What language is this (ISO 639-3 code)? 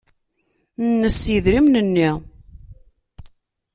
kab